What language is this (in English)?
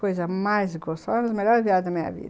Portuguese